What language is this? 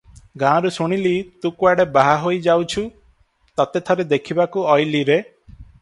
Odia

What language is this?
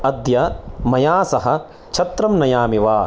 Sanskrit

